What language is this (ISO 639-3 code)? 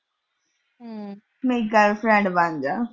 pan